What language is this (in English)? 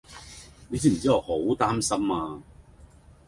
Cantonese